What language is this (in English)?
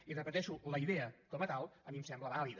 Catalan